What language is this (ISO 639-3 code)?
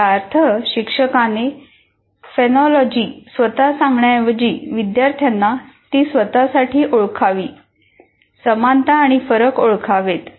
mar